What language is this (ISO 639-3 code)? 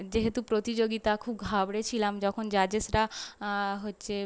ben